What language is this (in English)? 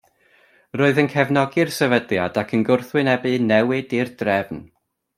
Welsh